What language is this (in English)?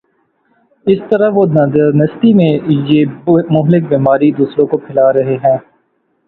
Urdu